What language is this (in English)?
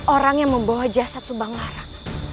Indonesian